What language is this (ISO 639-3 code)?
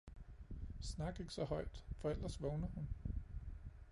dan